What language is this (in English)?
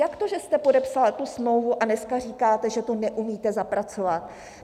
Czech